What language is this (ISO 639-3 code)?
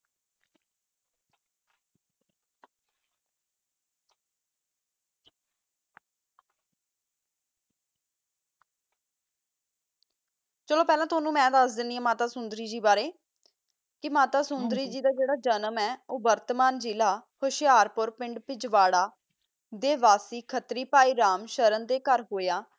pan